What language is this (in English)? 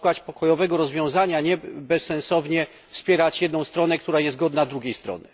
Polish